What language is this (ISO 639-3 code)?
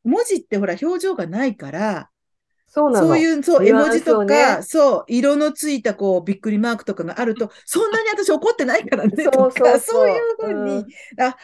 jpn